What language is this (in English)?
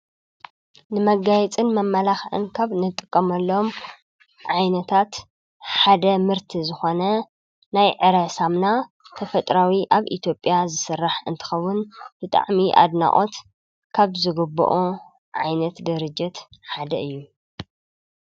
Tigrinya